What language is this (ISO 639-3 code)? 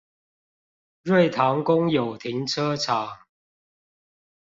zho